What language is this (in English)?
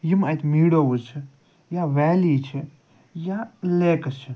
Kashmiri